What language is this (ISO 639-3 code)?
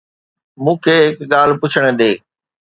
snd